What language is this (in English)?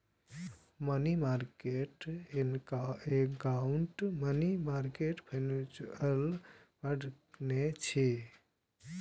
Maithili